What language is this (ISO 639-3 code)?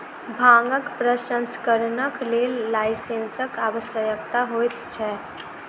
mai